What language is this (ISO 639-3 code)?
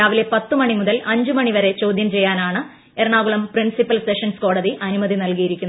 mal